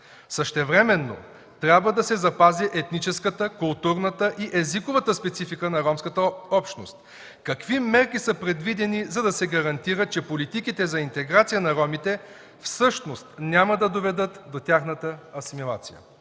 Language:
Bulgarian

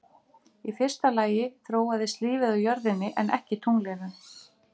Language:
Icelandic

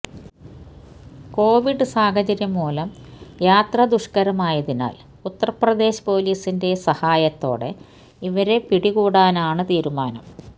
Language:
Malayalam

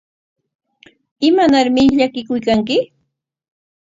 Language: Corongo Ancash Quechua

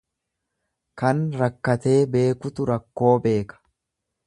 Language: Oromo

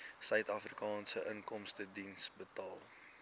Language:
Afrikaans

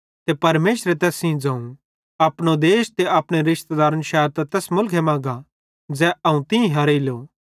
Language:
Bhadrawahi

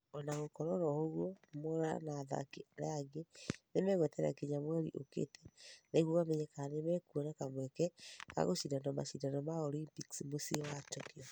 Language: Kikuyu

